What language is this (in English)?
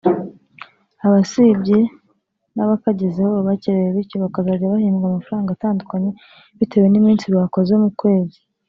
Kinyarwanda